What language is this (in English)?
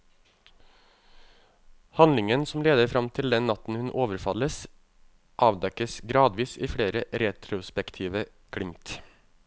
Norwegian